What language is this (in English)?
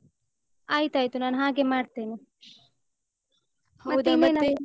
Kannada